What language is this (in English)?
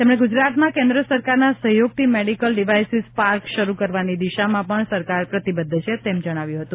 Gujarati